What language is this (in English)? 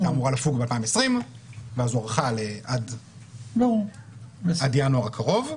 Hebrew